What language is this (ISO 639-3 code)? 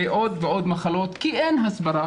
heb